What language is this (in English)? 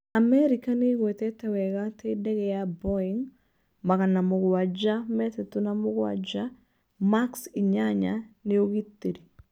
Kikuyu